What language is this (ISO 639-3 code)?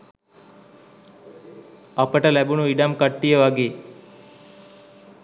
sin